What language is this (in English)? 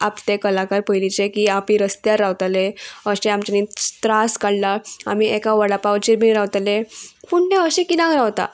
Konkani